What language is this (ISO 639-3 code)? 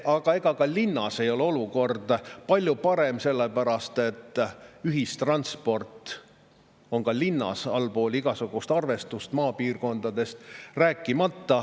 est